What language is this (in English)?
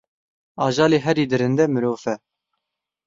Kurdish